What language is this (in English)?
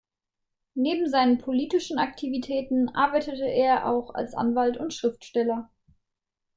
German